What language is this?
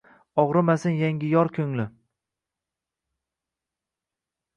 Uzbek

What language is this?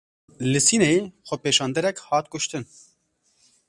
Kurdish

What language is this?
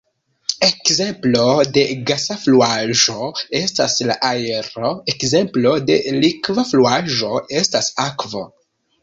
Esperanto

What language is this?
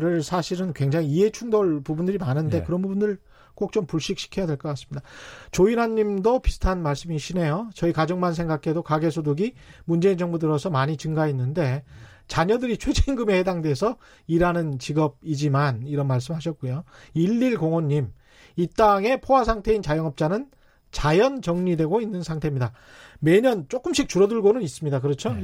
Korean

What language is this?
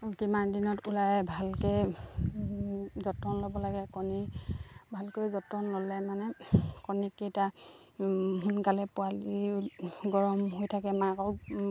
Assamese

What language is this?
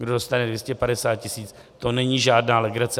Czech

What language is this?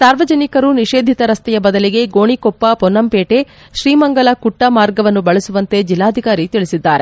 Kannada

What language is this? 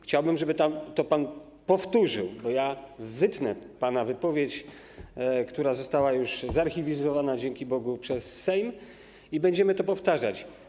Polish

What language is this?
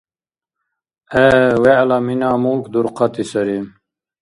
Dargwa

